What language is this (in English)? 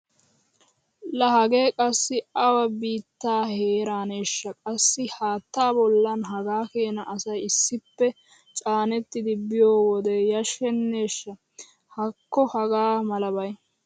Wolaytta